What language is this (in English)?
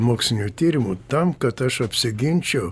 Lithuanian